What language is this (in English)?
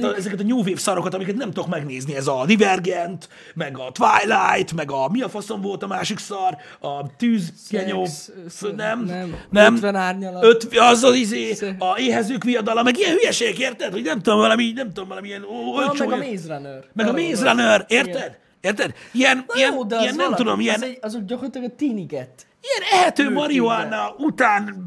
Hungarian